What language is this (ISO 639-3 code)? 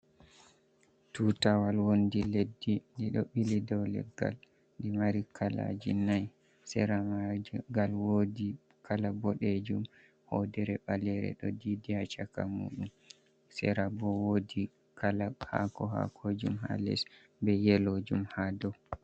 ful